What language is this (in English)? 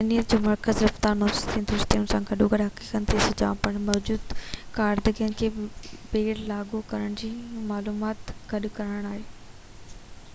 Sindhi